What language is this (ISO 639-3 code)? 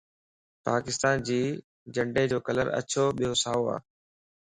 lss